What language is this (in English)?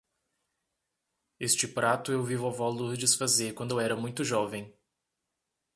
Portuguese